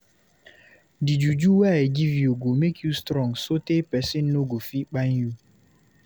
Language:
Nigerian Pidgin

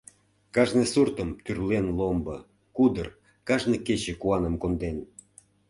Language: Mari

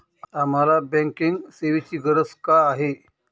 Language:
Marathi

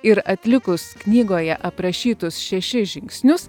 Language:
Lithuanian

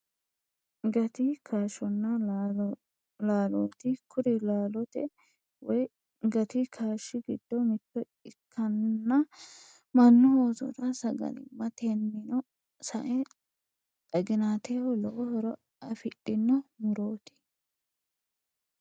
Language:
Sidamo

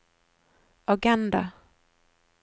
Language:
Norwegian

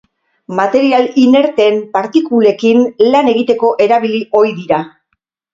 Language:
Basque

